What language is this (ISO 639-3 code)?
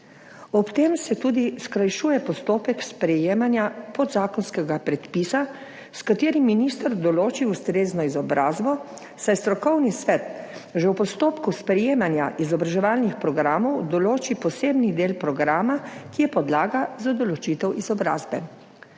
slv